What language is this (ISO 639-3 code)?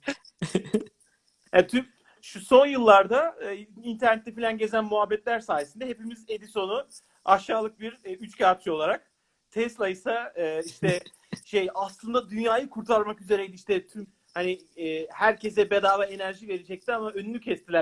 tur